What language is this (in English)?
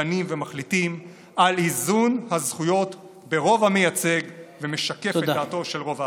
Hebrew